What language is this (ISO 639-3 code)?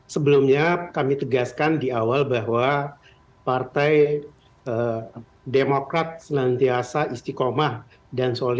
ind